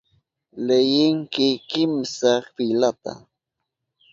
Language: Southern Pastaza Quechua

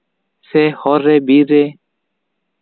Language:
Santali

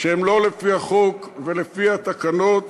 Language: Hebrew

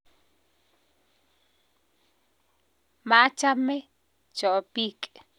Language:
Kalenjin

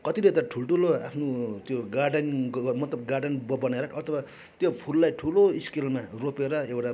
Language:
Nepali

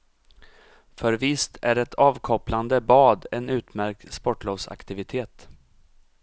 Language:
Swedish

